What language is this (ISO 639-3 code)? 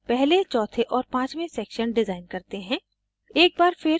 hin